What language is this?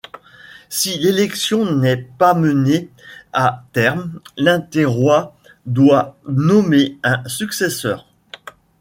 French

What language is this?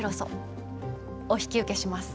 Japanese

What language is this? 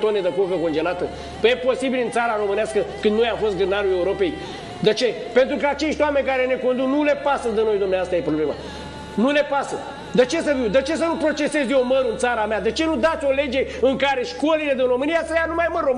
Romanian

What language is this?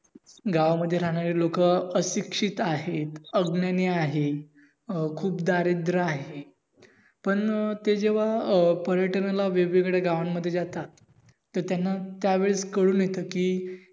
Marathi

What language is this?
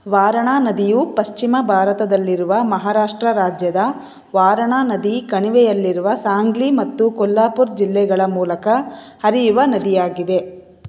Kannada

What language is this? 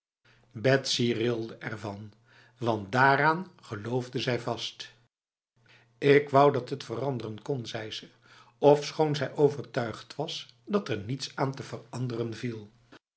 Dutch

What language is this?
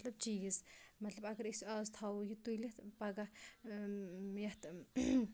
Kashmiri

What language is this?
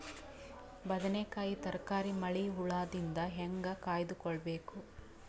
Kannada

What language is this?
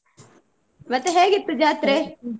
Kannada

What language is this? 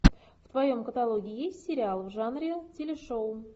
Russian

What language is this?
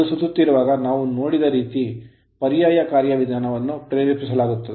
Kannada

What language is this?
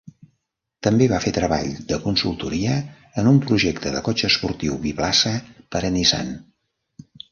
Catalan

